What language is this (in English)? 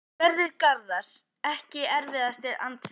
Icelandic